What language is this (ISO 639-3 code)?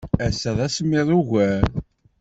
kab